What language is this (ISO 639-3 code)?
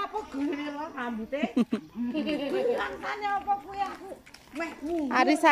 ind